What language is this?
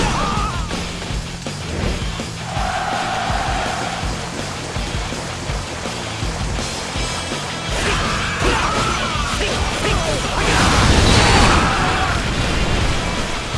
Japanese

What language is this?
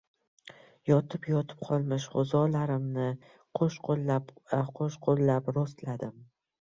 Uzbek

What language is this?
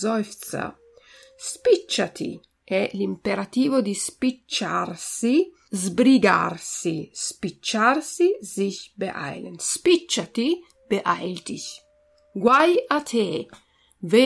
Italian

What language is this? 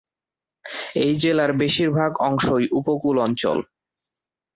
Bangla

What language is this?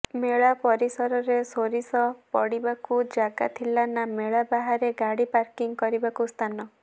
Odia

